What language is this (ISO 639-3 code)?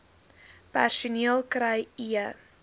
afr